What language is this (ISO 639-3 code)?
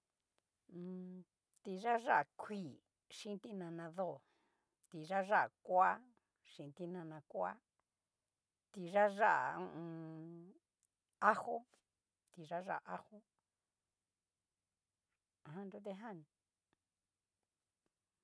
miu